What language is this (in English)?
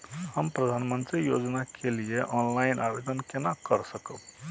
Maithili